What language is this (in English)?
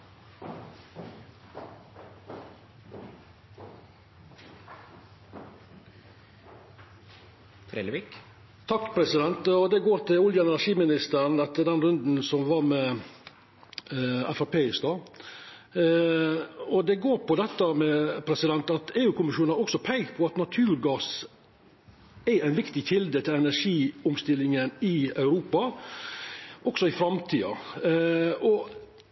Norwegian Nynorsk